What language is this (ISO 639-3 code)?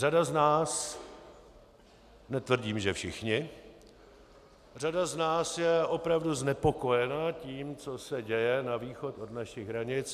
ces